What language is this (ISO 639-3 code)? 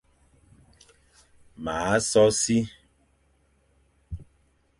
fan